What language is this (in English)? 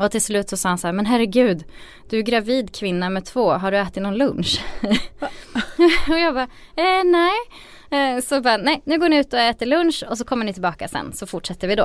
Swedish